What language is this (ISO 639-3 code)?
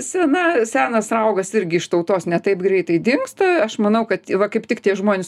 lit